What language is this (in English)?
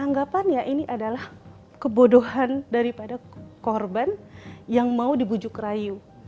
Indonesian